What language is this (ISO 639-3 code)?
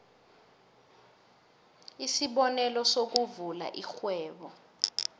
nbl